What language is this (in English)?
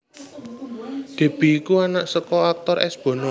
Javanese